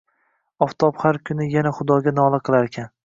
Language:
Uzbek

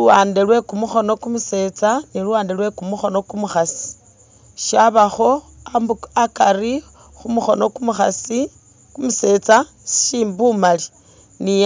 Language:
Masaaba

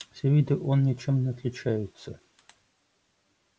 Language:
Russian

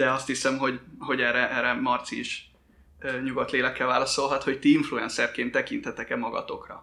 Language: Hungarian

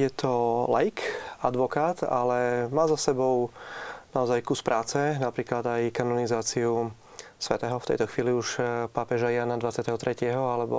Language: Slovak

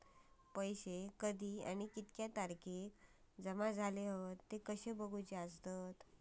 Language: Marathi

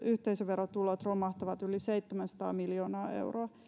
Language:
Finnish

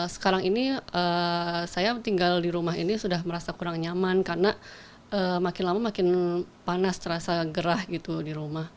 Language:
Indonesian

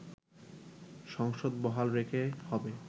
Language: Bangla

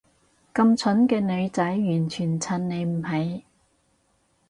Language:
Cantonese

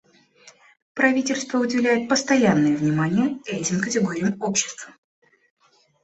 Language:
Russian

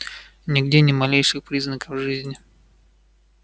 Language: Russian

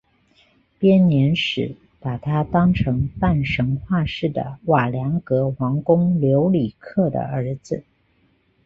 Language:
Chinese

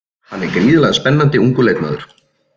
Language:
Icelandic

